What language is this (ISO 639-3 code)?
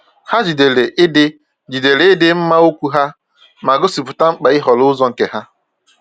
ibo